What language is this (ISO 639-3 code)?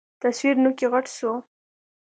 pus